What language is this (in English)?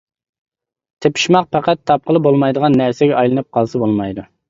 Uyghur